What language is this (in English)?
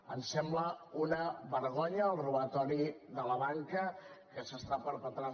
Catalan